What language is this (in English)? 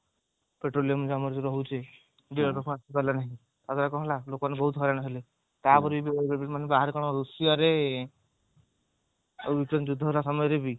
Odia